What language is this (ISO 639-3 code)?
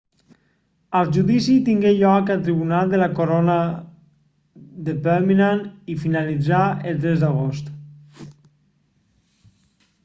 cat